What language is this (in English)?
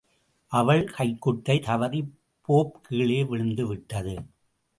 Tamil